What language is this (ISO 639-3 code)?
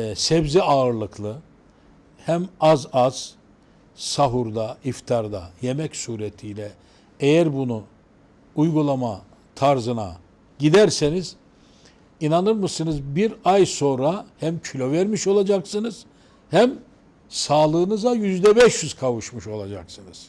tur